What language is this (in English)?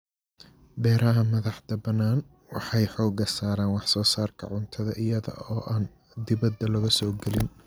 Somali